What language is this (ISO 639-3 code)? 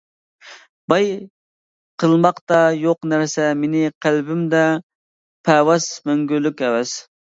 uig